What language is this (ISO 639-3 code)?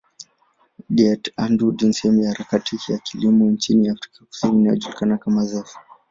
swa